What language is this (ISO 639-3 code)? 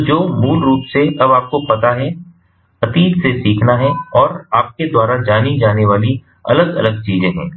hin